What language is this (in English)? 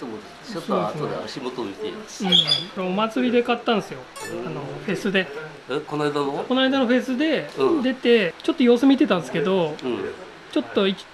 Japanese